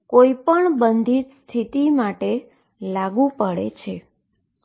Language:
Gujarati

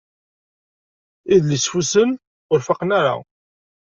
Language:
Kabyle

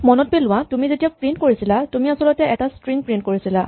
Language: Assamese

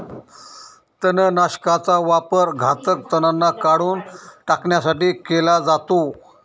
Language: Marathi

